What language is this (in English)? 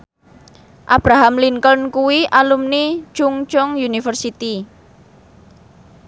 Javanese